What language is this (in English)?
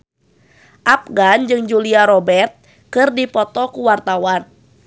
Sundanese